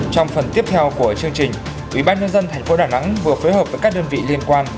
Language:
Vietnamese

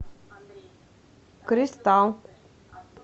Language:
Russian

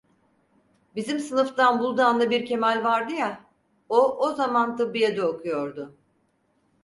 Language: Turkish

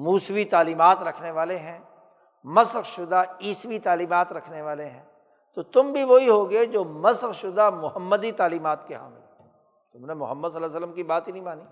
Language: Urdu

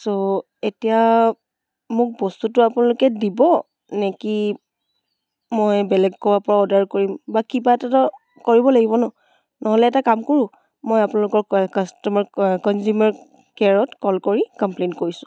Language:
Assamese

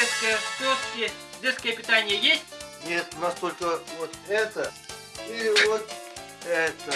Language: Russian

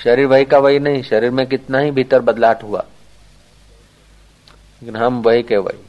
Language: Hindi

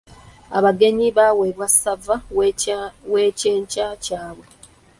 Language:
Ganda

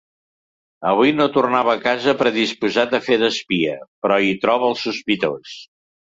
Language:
Catalan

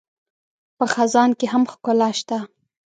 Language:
Pashto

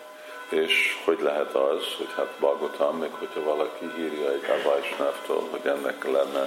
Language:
Hungarian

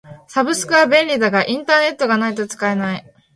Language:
Japanese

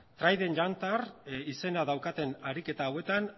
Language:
Basque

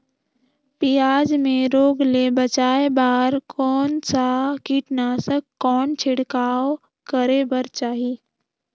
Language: Chhattisgarhi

